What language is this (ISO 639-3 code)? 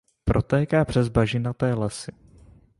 ces